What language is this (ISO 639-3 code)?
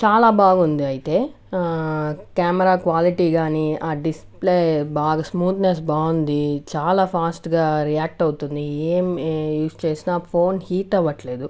tel